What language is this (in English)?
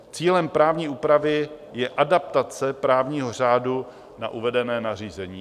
Czech